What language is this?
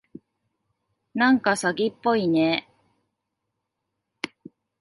Japanese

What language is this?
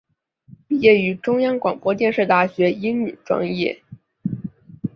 Chinese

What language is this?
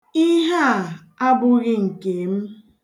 Igbo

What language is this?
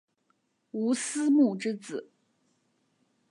Chinese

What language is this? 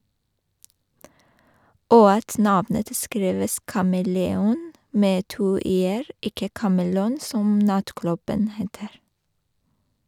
Norwegian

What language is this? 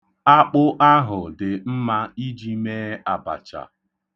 Igbo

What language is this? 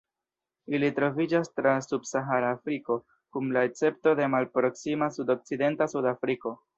Esperanto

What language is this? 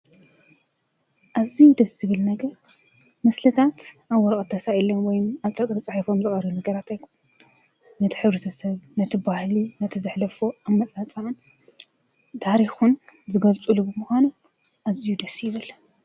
Tigrinya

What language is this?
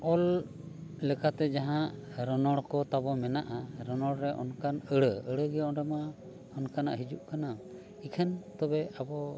Santali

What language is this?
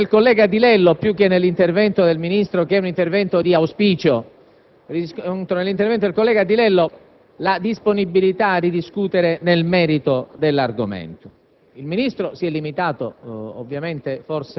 Italian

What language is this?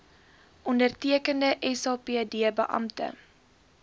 Afrikaans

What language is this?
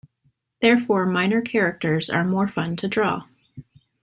English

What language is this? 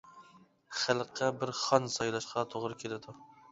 Uyghur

